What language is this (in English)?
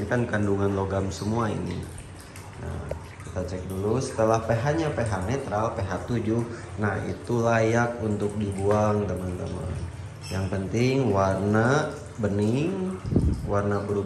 Indonesian